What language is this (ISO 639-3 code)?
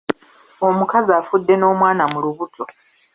lug